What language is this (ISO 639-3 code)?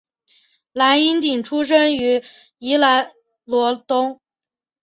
zho